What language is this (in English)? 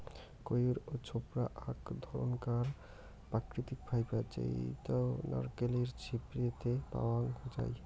Bangla